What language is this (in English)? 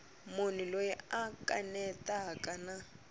Tsonga